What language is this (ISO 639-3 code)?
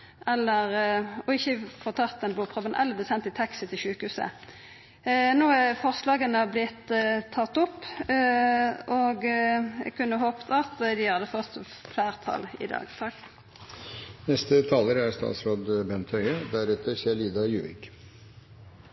nor